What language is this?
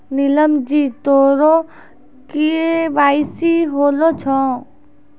Maithili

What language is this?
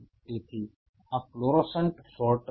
Gujarati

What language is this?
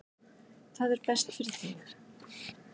Icelandic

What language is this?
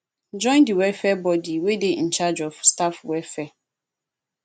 Nigerian Pidgin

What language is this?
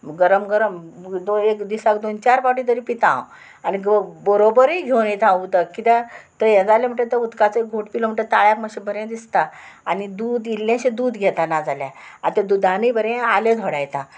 Konkani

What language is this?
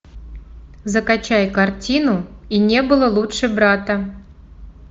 Russian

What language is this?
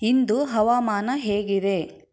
Kannada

